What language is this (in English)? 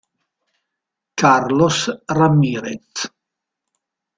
Italian